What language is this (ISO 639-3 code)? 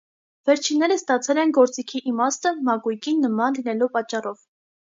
hye